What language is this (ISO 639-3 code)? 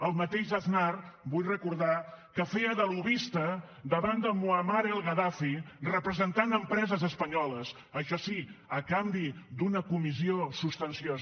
cat